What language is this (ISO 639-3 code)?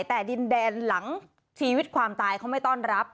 tha